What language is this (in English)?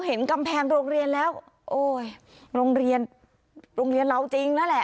Thai